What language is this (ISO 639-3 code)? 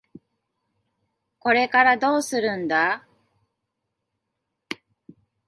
jpn